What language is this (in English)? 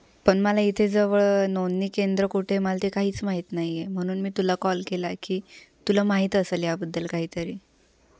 Marathi